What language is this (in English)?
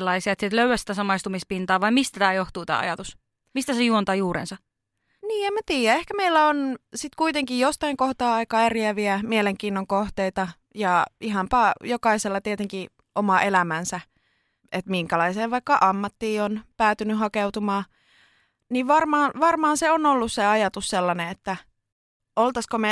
Finnish